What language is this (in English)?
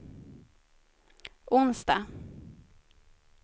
Swedish